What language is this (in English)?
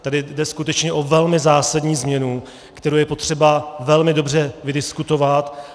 Czech